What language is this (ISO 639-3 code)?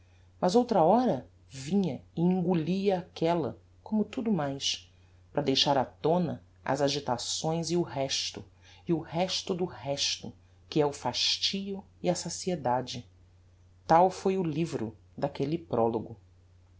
por